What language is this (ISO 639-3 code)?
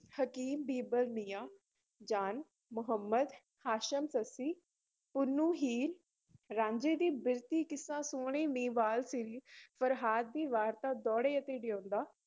pan